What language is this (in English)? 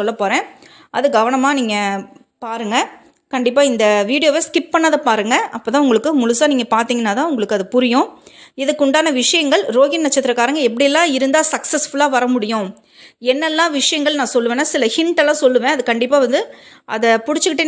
Tamil